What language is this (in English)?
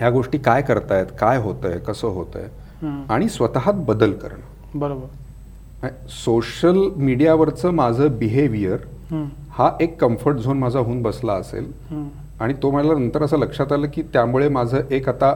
Marathi